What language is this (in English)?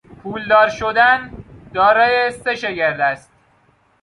Persian